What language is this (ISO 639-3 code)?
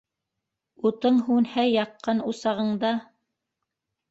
bak